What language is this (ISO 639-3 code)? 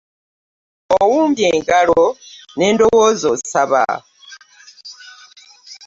lug